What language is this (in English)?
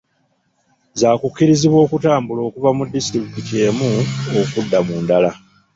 Ganda